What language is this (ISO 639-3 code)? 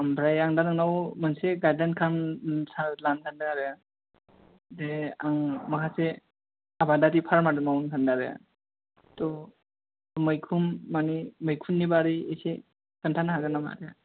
brx